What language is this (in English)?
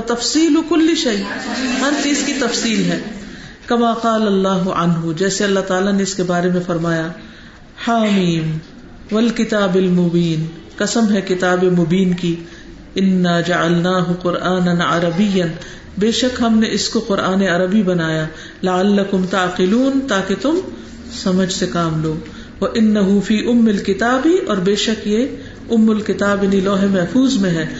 Urdu